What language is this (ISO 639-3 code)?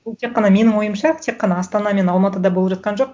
kaz